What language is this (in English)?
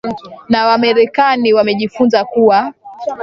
Swahili